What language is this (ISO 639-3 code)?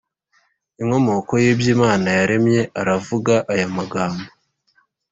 kin